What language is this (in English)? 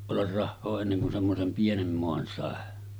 Finnish